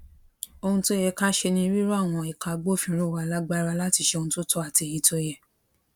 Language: Yoruba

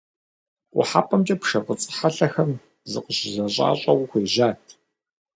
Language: Kabardian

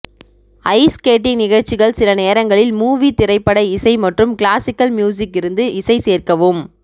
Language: Tamil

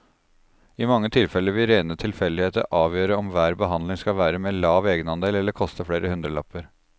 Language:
Norwegian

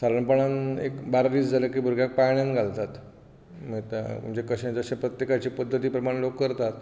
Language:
Konkani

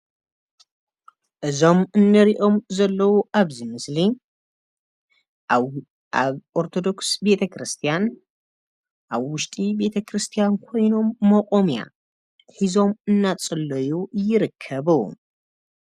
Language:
Tigrinya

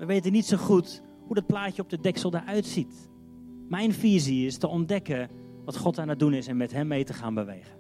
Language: Dutch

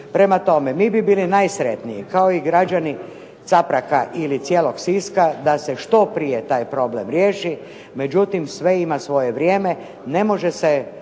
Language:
Croatian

